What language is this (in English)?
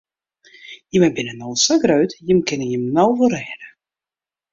Western Frisian